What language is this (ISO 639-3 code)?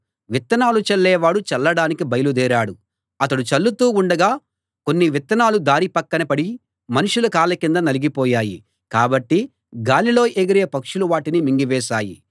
tel